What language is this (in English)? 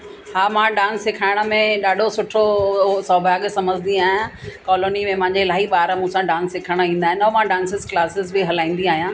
Sindhi